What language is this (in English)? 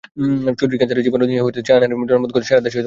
Bangla